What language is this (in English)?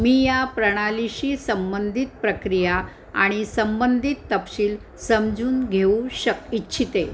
Marathi